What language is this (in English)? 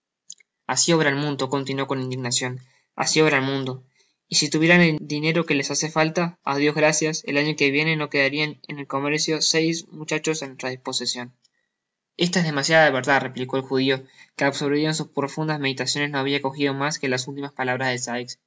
Spanish